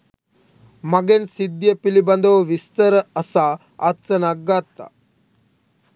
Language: Sinhala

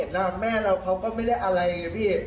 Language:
Thai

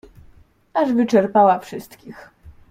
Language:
Polish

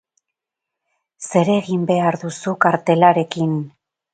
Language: Basque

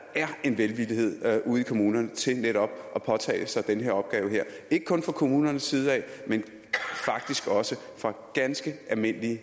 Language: Danish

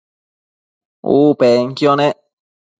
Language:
Matsés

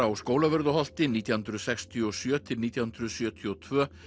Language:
Icelandic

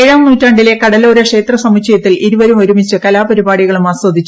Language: Malayalam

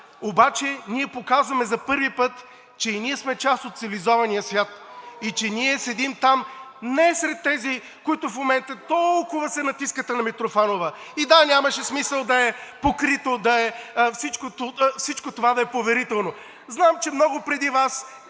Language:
Bulgarian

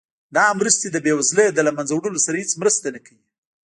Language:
Pashto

